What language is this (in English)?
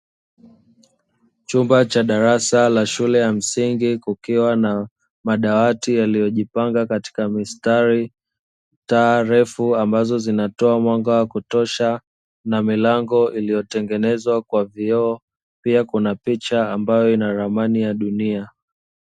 Swahili